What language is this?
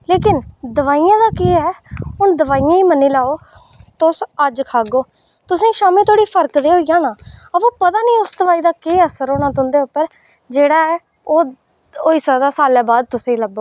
Dogri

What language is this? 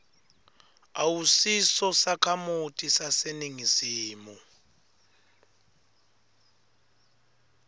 Swati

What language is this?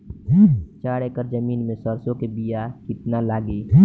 Bhojpuri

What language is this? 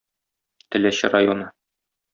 Tatar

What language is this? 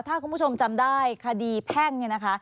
Thai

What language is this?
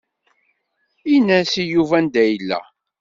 Kabyle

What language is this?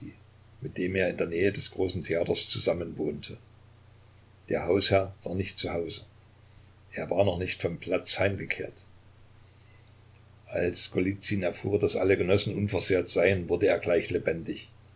German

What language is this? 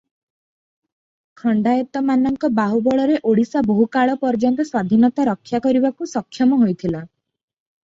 Odia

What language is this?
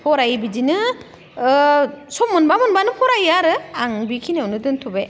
Bodo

